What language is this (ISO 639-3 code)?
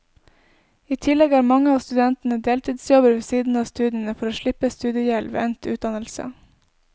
nor